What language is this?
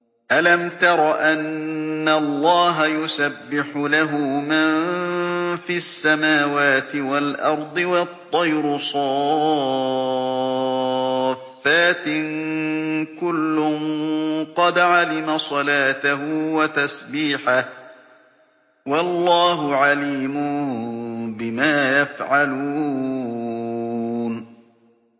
Arabic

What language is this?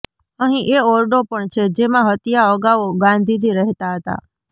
Gujarati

